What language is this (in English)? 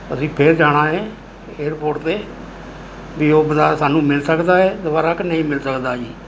Punjabi